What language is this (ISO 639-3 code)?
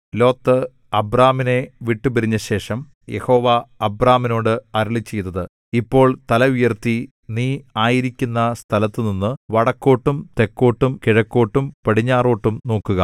mal